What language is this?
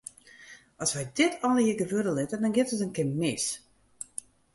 Western Frisian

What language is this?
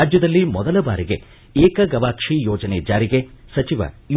Kannada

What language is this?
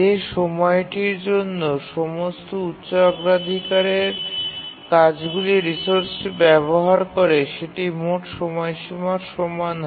Bangla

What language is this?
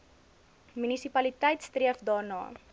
Afrikaans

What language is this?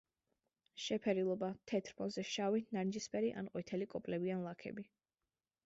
Georgian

